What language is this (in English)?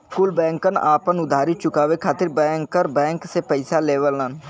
Bhojpuri